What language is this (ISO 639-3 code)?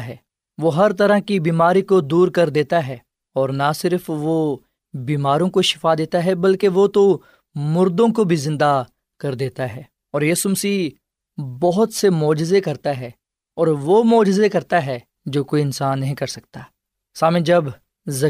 urd